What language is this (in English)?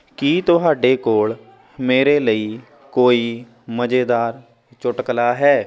Punjabi